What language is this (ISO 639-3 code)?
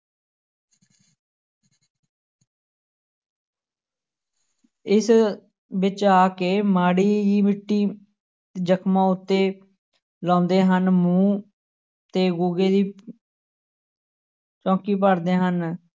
pan